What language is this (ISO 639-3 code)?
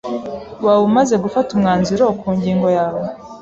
kin